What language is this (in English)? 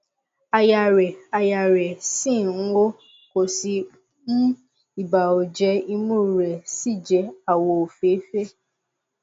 Yoruba